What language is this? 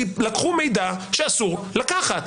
Hebrew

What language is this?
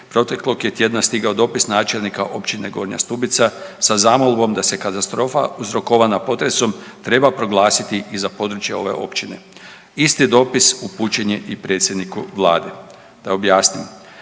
Croatian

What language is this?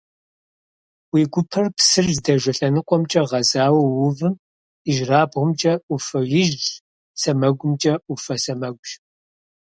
Kabardian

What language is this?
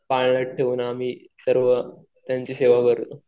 Marathi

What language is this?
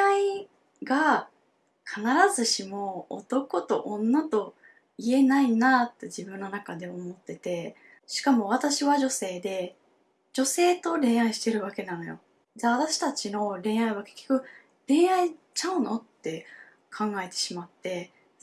Japanese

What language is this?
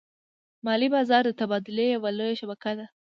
Pashto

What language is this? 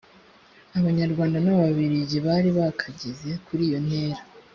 Kinyarwanda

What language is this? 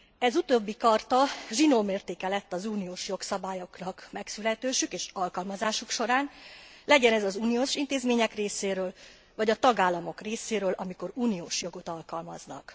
Hungarian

